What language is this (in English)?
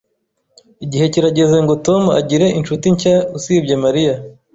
Kinyarwanda